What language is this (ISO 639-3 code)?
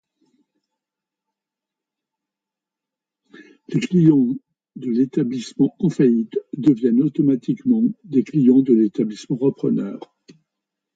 fra